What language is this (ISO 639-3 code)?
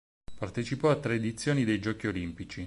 ita